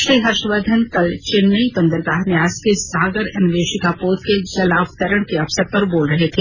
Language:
Hindi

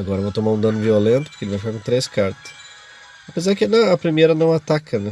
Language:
Portuguese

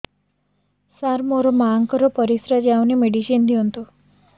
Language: Odia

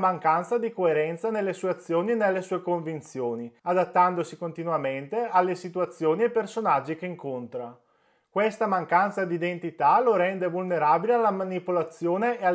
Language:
Italian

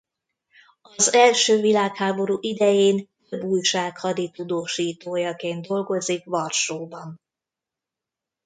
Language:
Hungarian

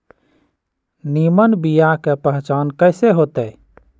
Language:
Magahi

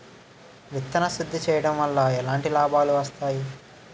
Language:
Telugu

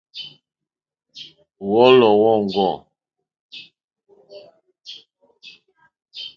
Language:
Mokpwe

